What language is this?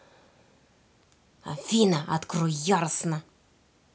Russian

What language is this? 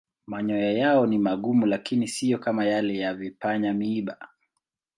Swahili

